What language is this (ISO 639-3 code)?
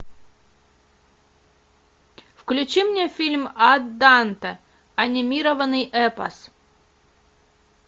rus